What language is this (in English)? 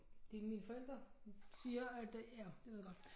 Danish